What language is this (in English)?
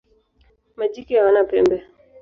Swahili